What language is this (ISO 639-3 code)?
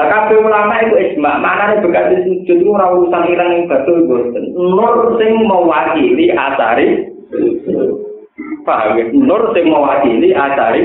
ind